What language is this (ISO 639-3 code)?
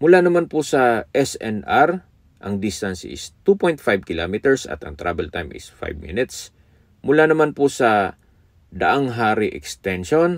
fil